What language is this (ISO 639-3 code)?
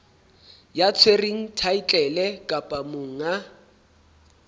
sot